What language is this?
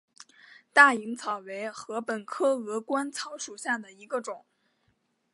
Chinese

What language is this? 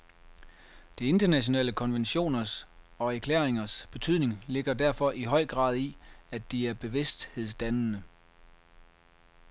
Danish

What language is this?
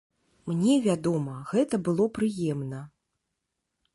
Belarusian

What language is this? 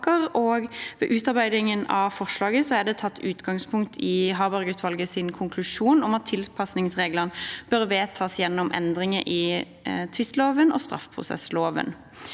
Norwegian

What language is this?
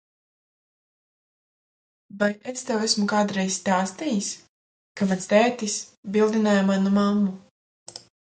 Latvian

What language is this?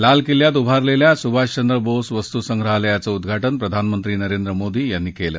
Marathi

